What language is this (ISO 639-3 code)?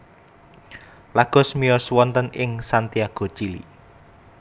jav